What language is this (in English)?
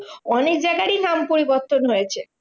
Bangla